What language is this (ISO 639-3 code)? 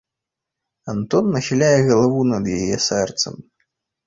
bel